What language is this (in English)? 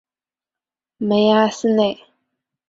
Chinese